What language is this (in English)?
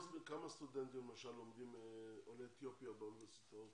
Hebrew